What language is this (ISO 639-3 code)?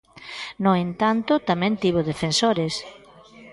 glg